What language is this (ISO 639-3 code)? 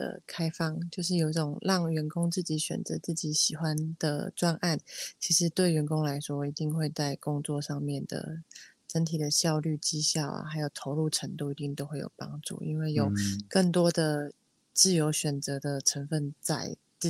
zho